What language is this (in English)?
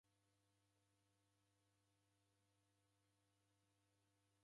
Taita